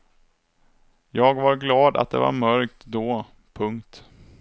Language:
Swedish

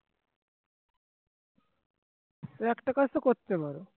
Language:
Bangla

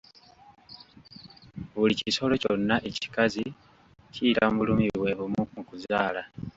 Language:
Ganda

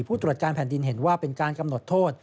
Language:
Thai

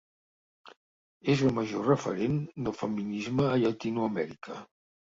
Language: Catalan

